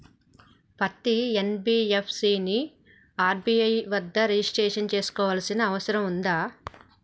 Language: Telugu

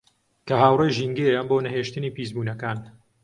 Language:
Central Kurdish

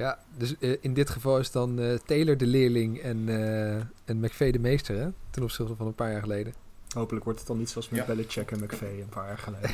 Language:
Dutch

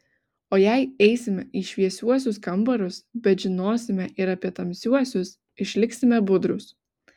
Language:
Lithuanian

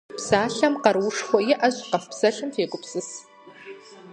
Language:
Kabardian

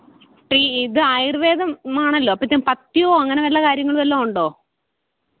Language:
Malayalam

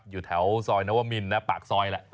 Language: Thai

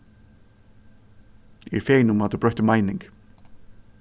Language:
Faroese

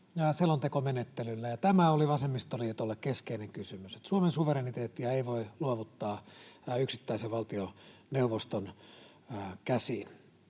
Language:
Finnish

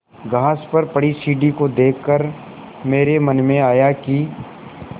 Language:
Hindi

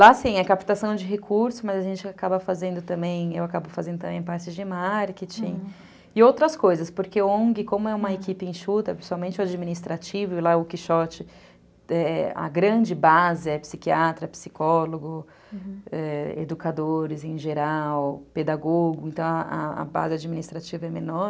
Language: Portuguese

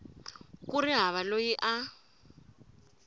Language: Tsonga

